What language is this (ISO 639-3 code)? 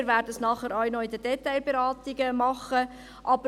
gsw